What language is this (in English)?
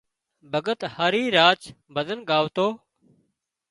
Wadiyara Koli